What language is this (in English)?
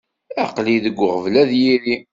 Kabyle